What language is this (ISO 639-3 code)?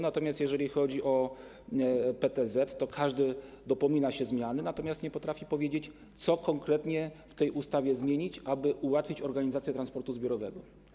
pol